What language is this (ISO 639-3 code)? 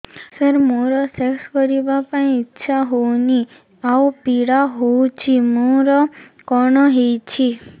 ori